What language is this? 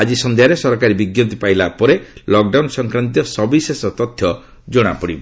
Odia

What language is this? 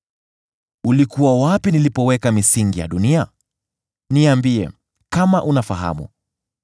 Swahili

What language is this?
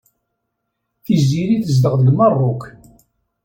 Kabyle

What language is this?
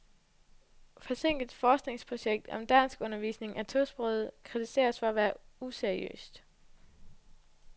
Danish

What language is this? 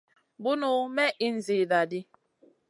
Masana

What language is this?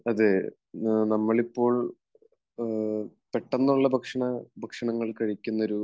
Malayalam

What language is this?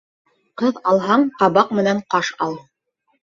Bashkir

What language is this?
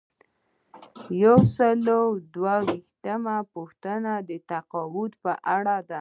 Pashto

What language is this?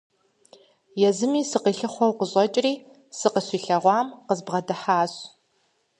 Kabardian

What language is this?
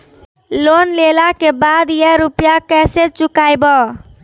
Maithili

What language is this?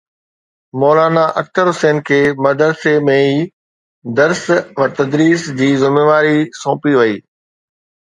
Sindhi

